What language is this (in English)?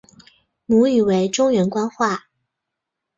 Chinese